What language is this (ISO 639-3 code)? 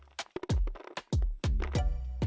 ind